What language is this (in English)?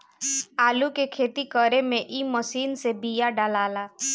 Bhojpuri